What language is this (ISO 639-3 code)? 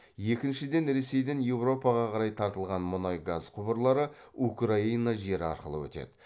kaz